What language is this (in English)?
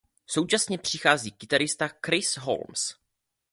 Czech